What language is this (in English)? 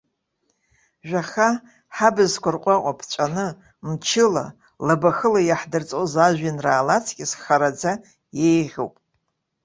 Abkhazian